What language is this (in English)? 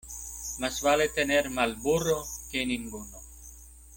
Spanish